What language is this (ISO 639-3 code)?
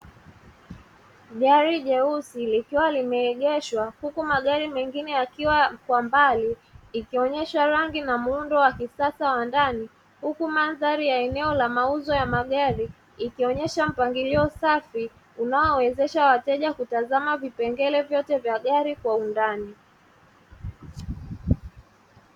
swa